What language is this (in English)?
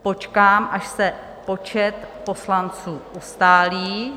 Czech